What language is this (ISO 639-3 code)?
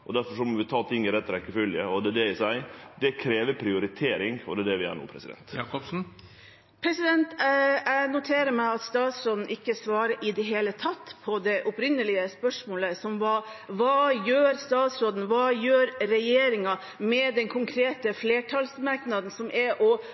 nor